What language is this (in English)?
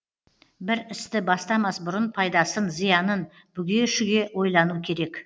Kazakh